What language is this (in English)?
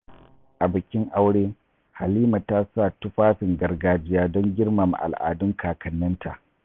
Hausa